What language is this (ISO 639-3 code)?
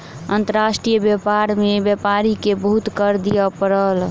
mai